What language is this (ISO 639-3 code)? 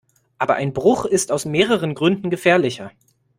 deu